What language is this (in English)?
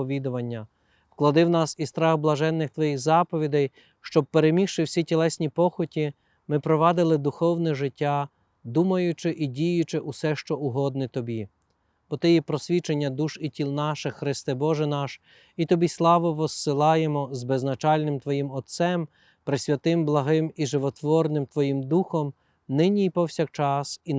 Ukrainian